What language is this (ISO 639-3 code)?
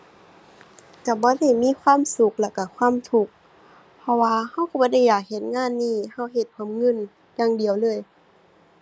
tha